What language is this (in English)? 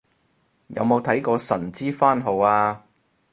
Cantonese